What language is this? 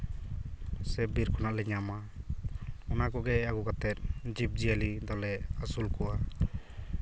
Santali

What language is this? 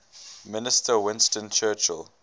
English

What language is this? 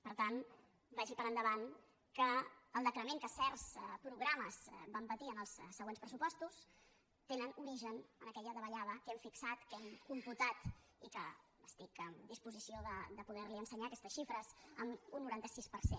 Catalan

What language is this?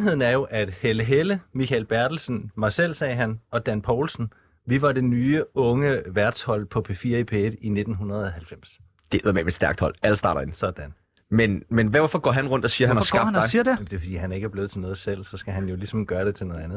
Danish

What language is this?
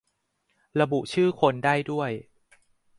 Thai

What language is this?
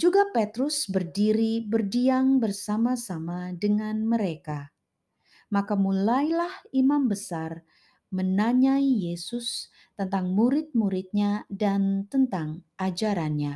Indonesian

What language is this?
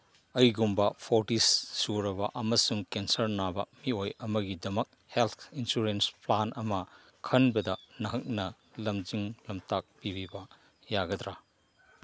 Manipuri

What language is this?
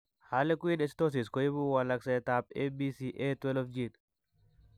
Kalenjin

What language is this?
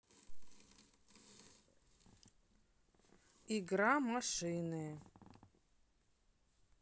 Russian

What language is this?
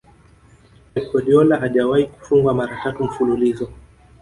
Swahili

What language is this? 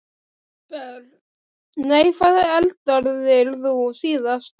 Icelandic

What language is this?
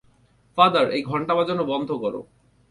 Bangla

